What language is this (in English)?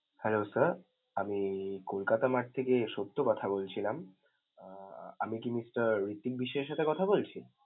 Bangla